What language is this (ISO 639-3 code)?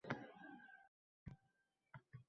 uzb